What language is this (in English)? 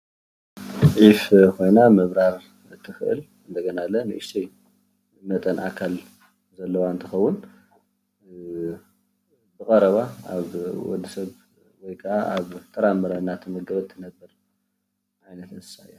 Tigrinya